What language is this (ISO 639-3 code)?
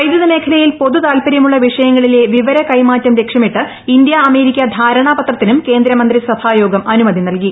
mal